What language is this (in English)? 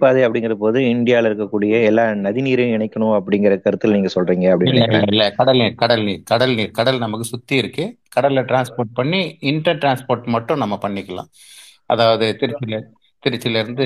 Tamil